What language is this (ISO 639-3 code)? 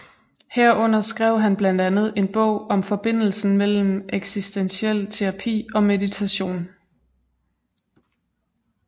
dan